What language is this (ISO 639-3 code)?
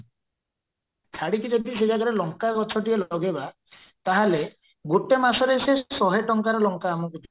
ori